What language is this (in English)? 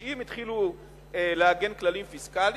Hebrew